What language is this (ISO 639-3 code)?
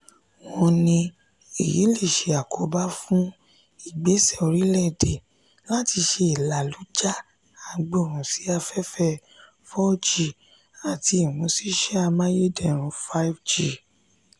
yor